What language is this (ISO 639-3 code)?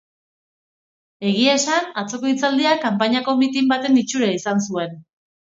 eus